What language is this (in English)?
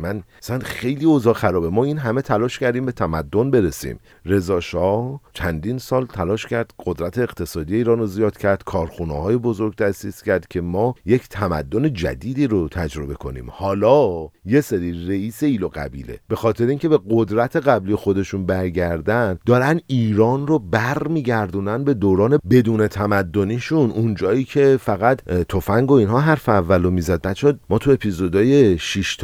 Persian